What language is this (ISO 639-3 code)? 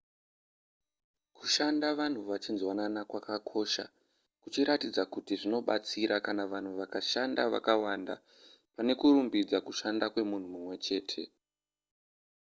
sna